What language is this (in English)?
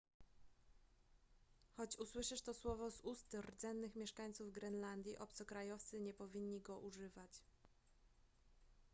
Polish